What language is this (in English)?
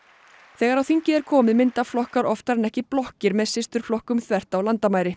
Icelandic